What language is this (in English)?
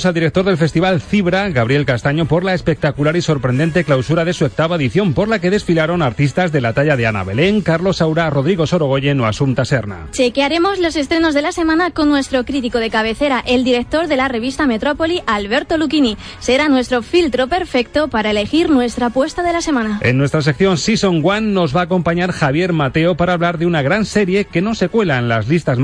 Spanish